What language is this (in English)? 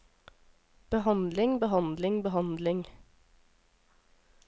Norwegian